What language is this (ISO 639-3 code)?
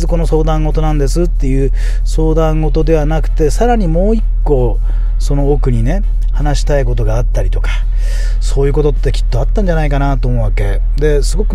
jpn